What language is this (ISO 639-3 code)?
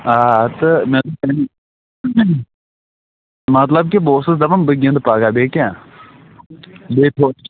kas